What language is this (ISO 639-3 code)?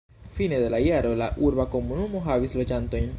epo